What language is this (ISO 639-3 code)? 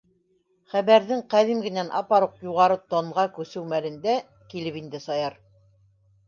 bak